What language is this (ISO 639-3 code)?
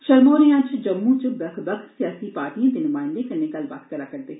doi